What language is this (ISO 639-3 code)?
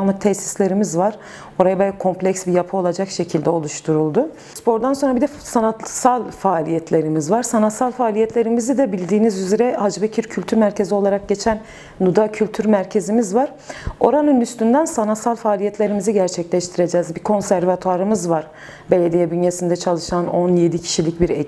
tur